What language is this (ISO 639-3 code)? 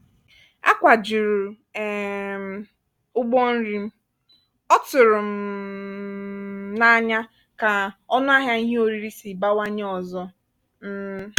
ibo